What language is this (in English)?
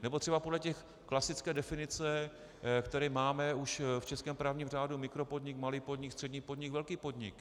Czech